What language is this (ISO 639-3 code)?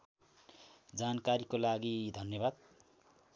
nep